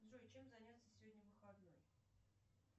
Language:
Russian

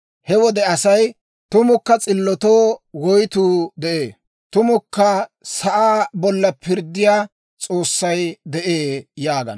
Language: Dawro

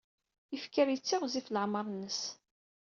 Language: Kabyle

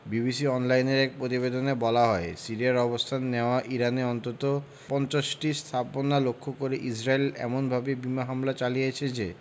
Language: Bangla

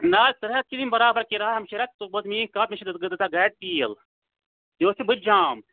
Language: Kashmiri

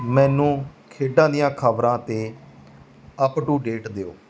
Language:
Punjabi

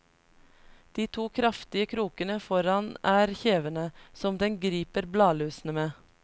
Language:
Norwegian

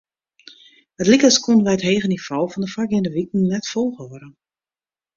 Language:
Western Frisian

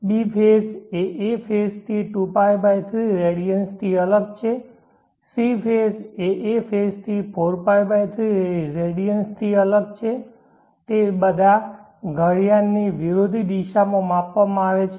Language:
Gujarati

